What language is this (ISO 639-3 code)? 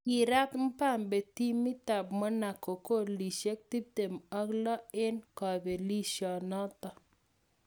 kln